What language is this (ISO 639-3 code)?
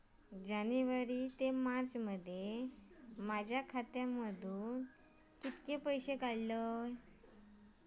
mar